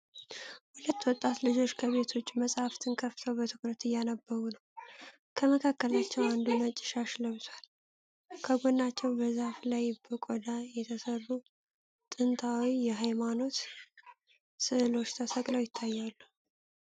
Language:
Amharic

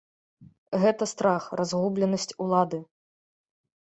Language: Belarusian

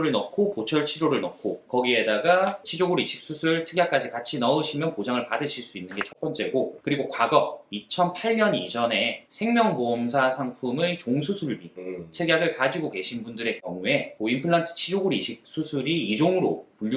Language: Korean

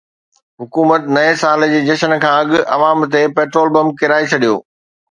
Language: Sindhi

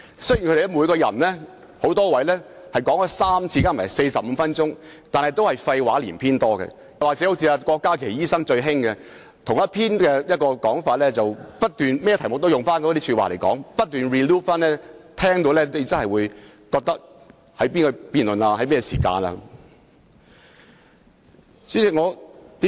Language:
Cantonese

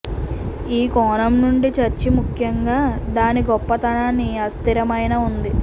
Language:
Telugu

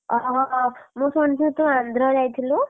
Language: Odia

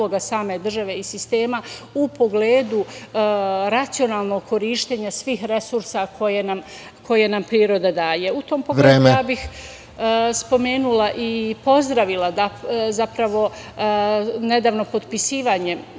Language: Serbian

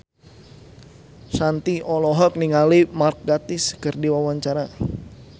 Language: Sundanese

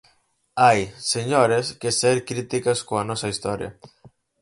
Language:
Galician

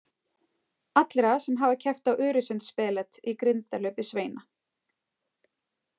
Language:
Icelandic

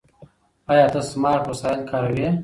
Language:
Pashto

